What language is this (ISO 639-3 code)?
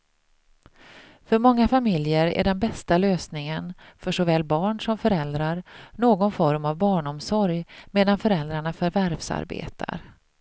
swe